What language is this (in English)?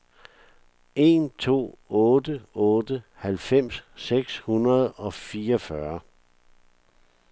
Danish